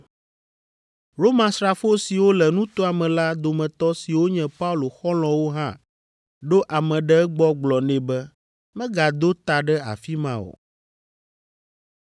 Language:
Ewe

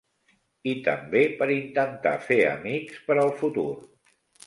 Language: Catalan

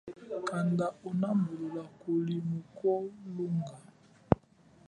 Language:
Chokwe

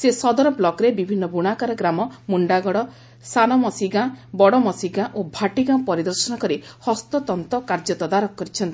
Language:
Odia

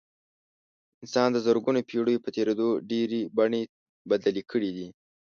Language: Pashto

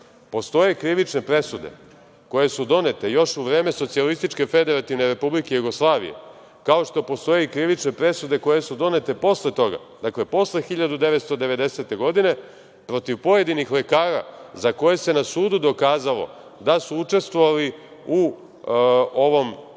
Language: Serbian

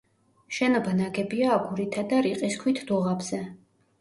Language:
Georgian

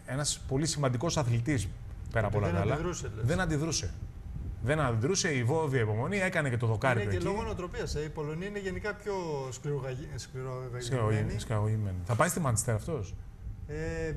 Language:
Greek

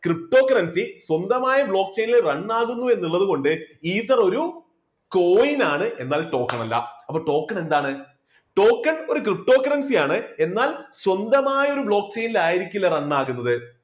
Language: Malayalam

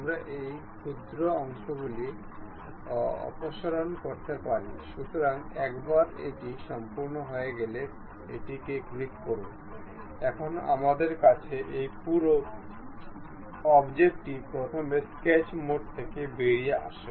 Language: Bangla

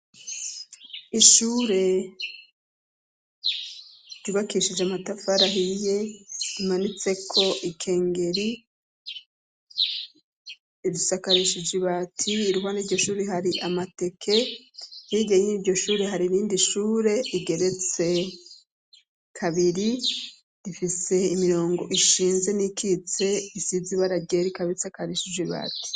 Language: Rundi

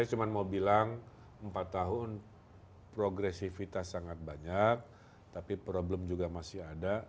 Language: Indonesian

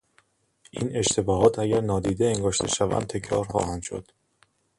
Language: Persian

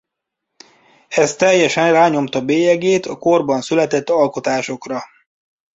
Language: Hungarian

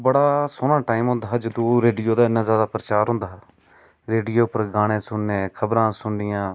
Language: Dogri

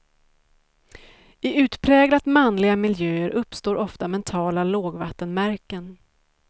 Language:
Swedish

